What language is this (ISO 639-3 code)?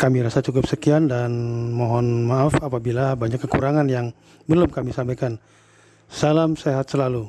ind